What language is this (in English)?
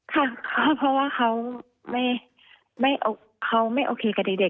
Thai